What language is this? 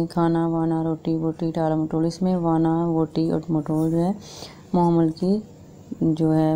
Turkish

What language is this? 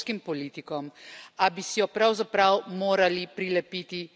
Slovenian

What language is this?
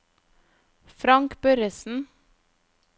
Norwegian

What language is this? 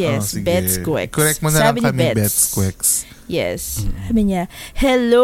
Filipino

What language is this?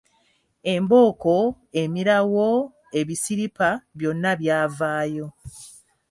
Ganda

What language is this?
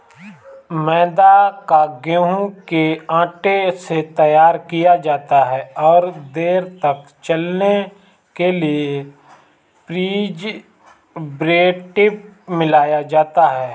Hindi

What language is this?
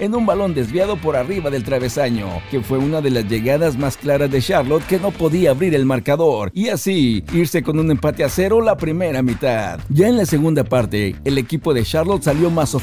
Spanish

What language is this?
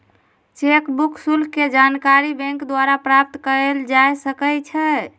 Magahi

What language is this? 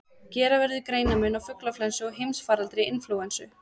Icelandic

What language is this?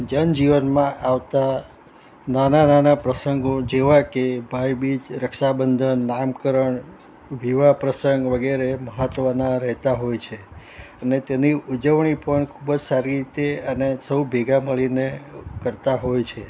Gujarati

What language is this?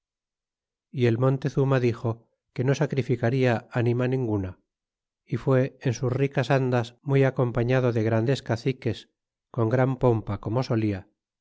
Spanish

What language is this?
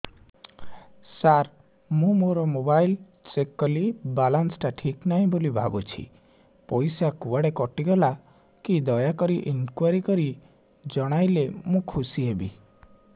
Odia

